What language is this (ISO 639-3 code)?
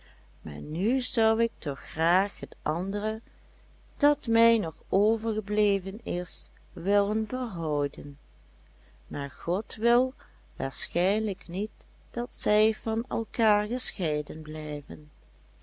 nld